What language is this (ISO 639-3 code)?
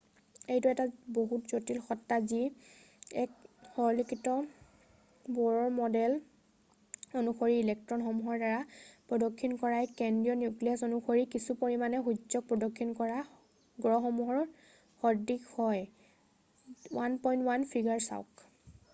asm